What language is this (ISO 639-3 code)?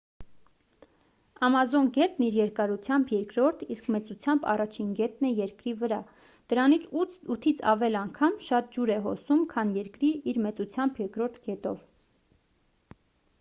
hye